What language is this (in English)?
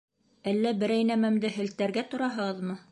Bashkir